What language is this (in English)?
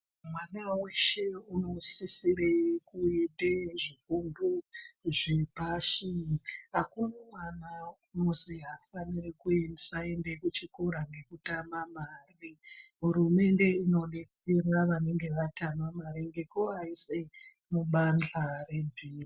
Ndau